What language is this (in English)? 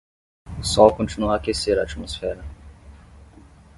Portuguese